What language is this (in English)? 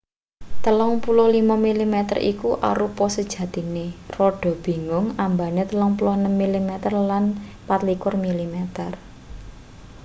Javanese